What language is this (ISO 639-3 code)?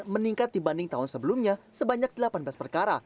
ind